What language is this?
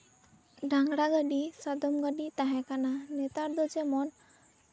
Santali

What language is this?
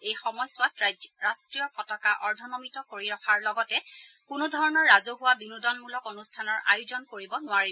Assamese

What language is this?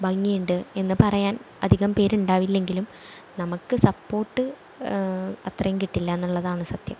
Malayalam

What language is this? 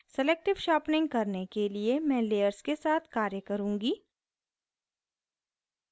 Hindi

